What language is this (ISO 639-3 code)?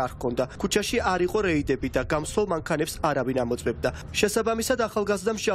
ron